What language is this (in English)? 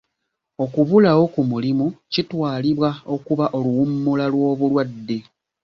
Ganda